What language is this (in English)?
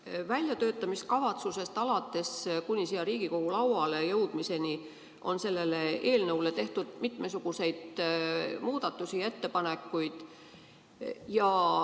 Estonian